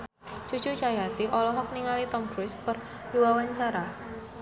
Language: Sundanese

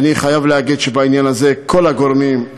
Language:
Hebrew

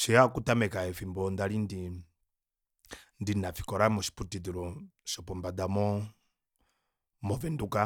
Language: Kuanyama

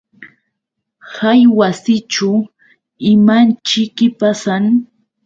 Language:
Yauyos Quechua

